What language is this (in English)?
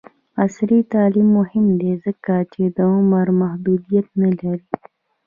Pashto